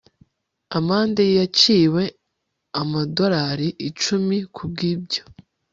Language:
Kinyarwanda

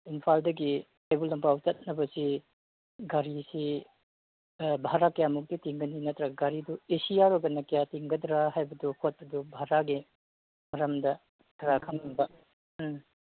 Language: Manipuri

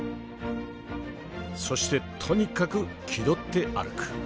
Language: Japanese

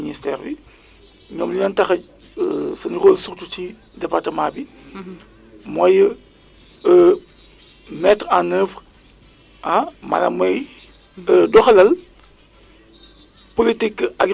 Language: Wolof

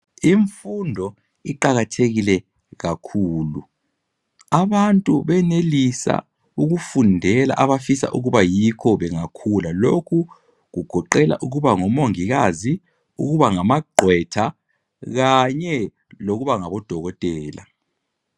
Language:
North Ndebele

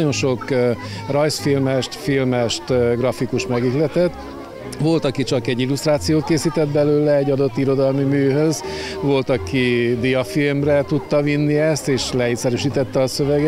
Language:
Hungarian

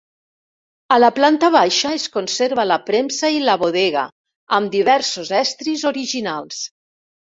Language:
Catalan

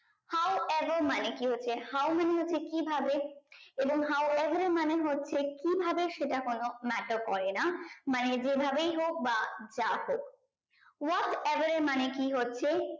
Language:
Bangla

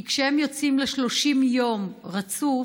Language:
Hebrew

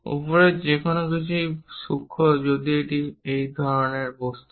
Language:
Bangla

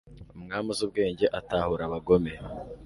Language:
Kinyarwanda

